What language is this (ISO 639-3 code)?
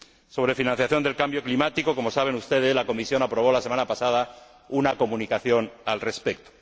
spa